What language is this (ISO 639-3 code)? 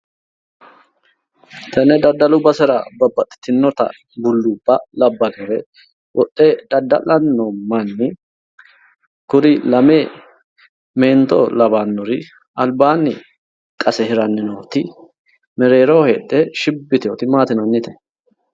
sid